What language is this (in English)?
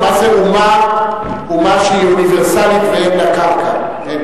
Hebrew